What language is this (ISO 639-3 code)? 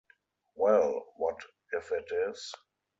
eng